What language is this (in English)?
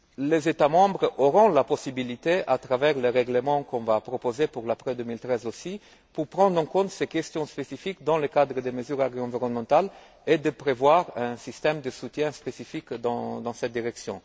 French